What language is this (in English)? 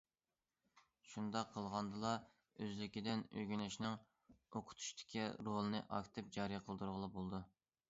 Uyghur